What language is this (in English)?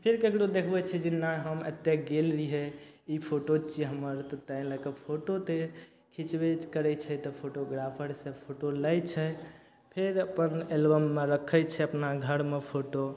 Maithili